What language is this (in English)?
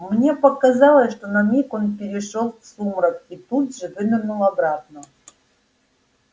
Russian